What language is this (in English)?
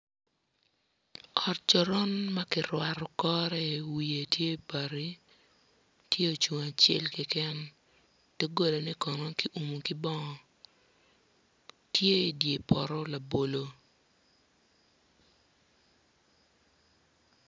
Acoli